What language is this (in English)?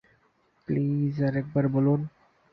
Bangla